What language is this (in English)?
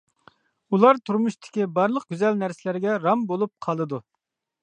Uyghur